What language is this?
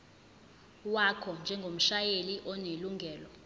Zulu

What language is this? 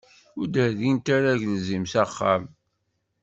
Kabyle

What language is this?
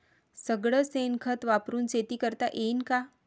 Marathi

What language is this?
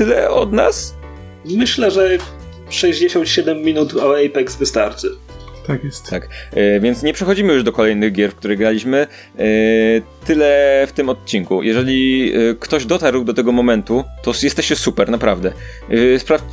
Polish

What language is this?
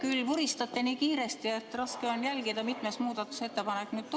Estonian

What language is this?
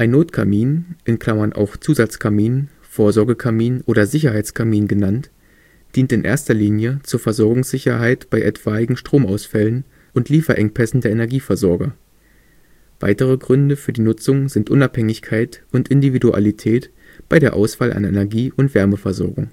German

